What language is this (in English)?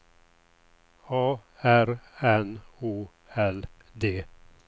Swedish